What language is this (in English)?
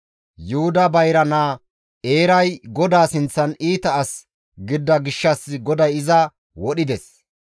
Gamo